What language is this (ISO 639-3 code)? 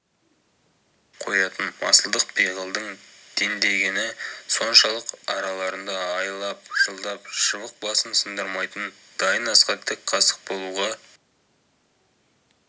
kaz